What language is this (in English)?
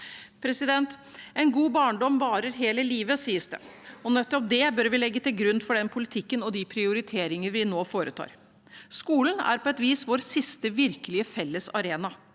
Norwegian